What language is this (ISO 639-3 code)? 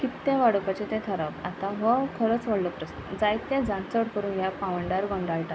kok